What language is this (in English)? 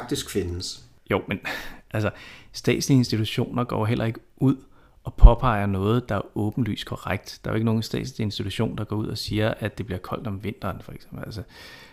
Danish